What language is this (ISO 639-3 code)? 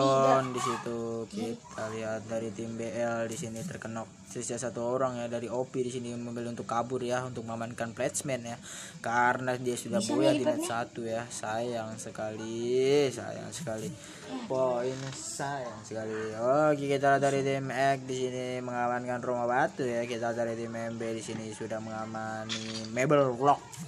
ind